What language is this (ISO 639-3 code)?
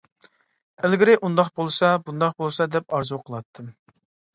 uig